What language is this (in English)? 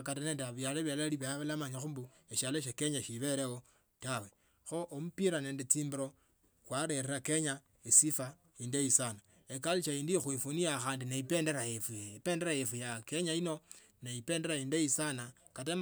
Tsotso